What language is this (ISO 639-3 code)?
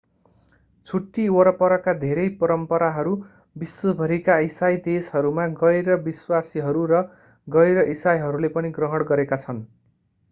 nep